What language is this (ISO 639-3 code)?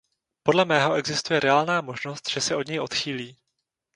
ces